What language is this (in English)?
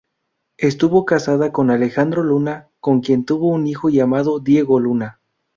Spanish